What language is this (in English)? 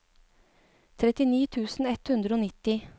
Norwegian